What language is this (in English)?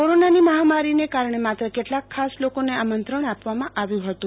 Gujarati